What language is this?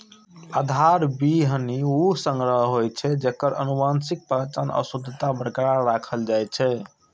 Maithili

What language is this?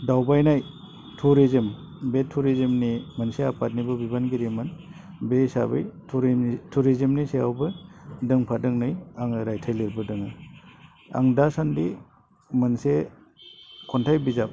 Bodo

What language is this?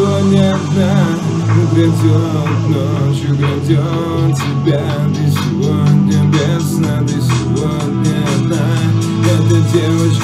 Polish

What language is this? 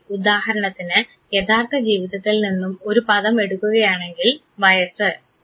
Malayalam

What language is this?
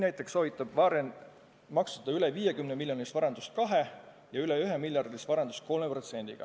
Estonian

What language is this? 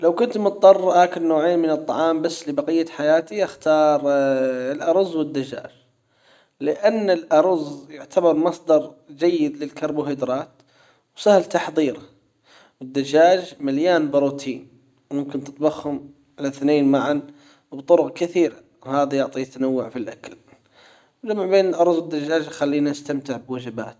Hijazi Arabic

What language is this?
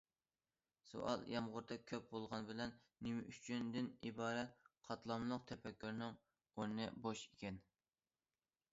Uyghur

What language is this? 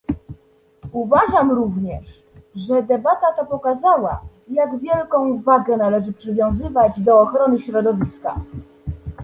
Polish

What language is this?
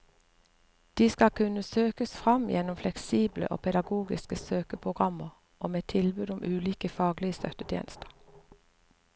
Norwegian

